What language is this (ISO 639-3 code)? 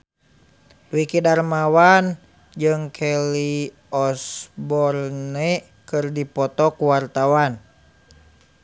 sun